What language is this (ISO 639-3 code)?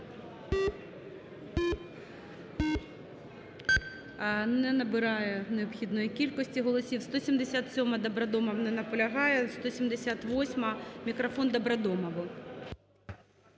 ukr